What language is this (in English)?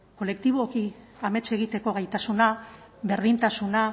Basque